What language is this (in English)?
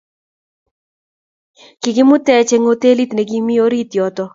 Kalenjin